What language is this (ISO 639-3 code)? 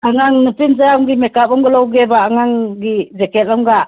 mni